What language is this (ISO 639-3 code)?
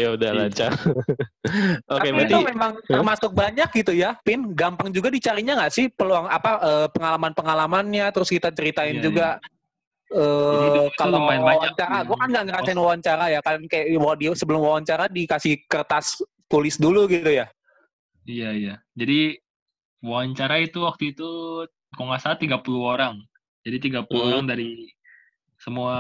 ind